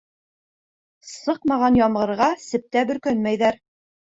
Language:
Bashkir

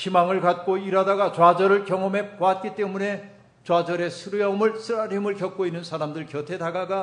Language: Korean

